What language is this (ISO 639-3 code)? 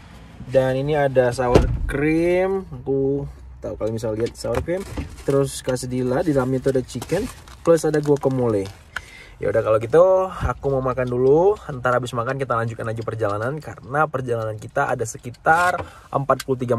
ind